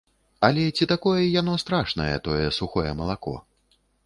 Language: Belarusian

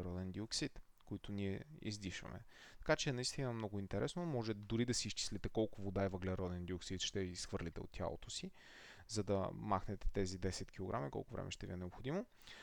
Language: Bulgarian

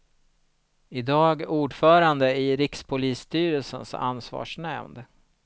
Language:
Swedish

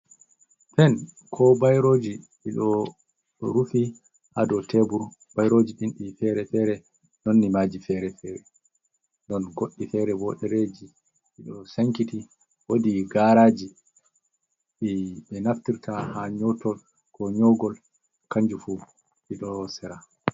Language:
Fula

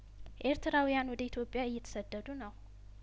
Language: Amharic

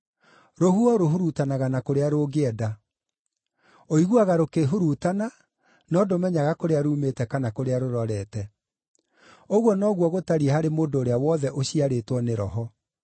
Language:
Kikuyu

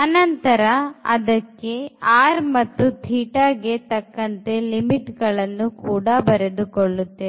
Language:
Kannada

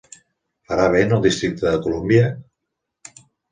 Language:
Catalan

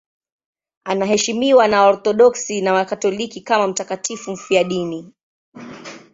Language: Swahili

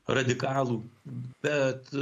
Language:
Lithuanian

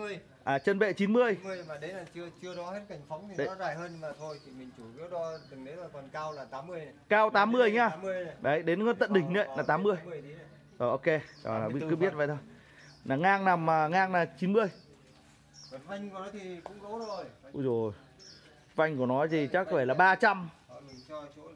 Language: Vietnamese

